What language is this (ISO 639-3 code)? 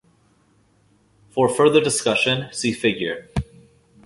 eng